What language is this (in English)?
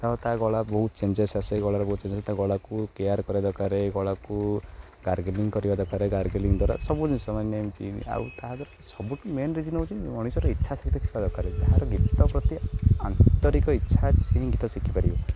Odia